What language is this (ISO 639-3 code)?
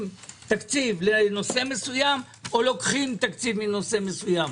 heb